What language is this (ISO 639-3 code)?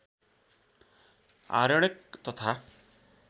nep